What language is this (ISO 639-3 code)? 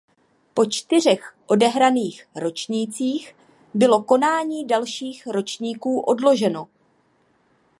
ces